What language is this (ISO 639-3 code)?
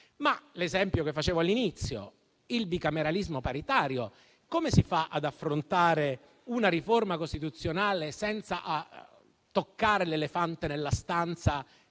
ita